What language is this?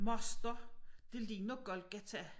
Danish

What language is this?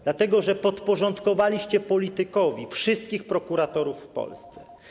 Polish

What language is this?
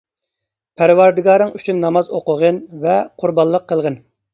Uyghur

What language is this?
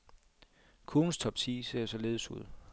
Danish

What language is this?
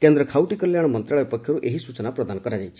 Odia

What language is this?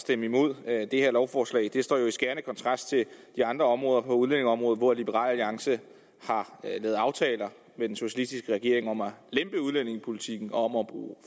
Danish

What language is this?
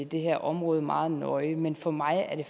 Danish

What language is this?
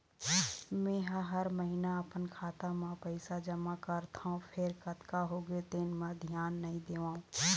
Chhattisgarhi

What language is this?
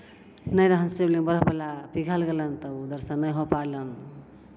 Maithili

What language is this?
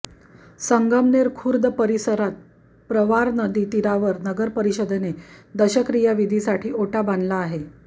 Marathi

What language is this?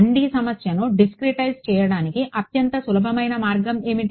Telugu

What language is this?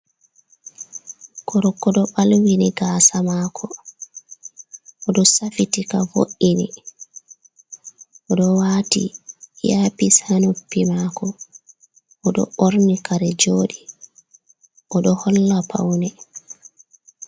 Fula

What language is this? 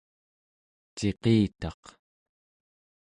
Central Yupik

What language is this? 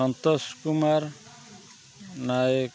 Odia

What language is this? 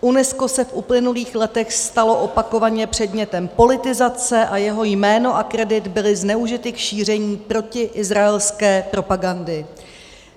Czech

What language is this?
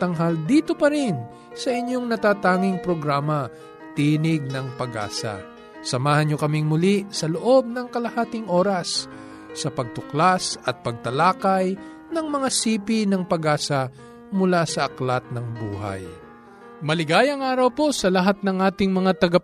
Filipino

